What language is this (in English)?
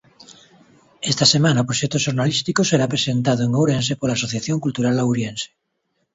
Galician